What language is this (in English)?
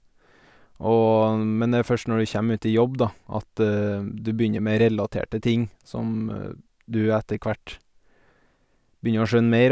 Norwegian